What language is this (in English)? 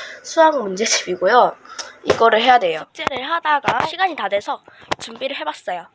Korean